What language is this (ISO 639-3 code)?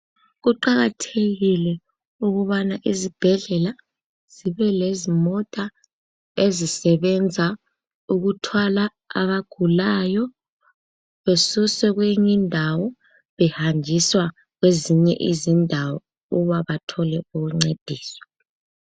nde